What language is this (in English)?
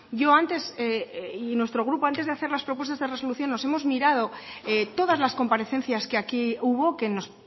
Spanish